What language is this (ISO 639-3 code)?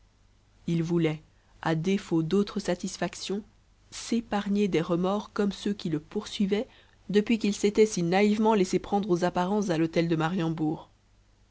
fra